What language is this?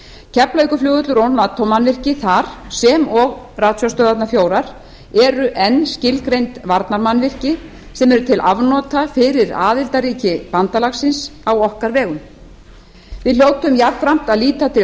Icelandic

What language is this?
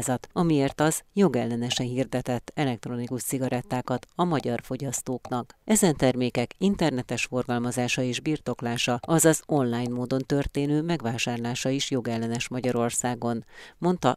Hungarian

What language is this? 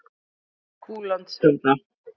Icelandic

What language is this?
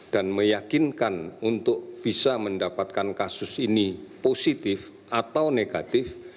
Indonesian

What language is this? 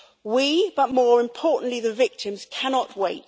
English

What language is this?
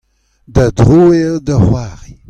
Breton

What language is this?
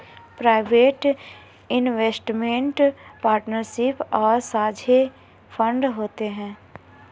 Hindi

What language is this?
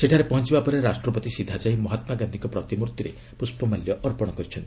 Odia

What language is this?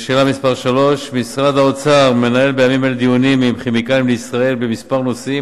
Hebrew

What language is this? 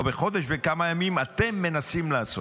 Hebrew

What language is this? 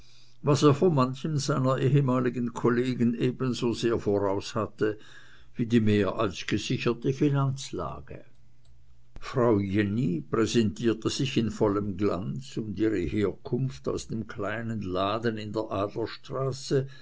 German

